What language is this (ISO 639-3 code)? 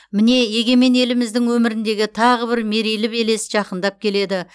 kaz